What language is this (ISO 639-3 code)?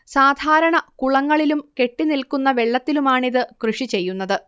mal